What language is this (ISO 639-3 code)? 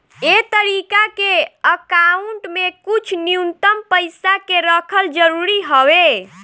bho